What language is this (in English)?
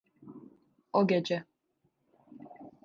Turkish